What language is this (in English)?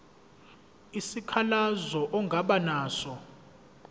Zulu